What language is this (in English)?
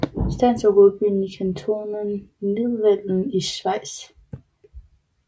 Danish